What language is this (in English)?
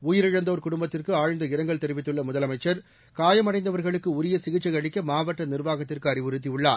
Tamil